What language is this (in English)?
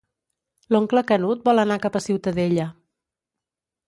Catalan